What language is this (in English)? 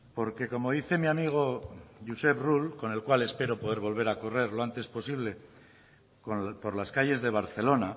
Spanish